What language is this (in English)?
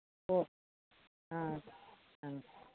Manipuri